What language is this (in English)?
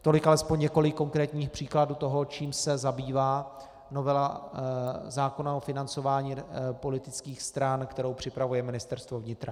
Czech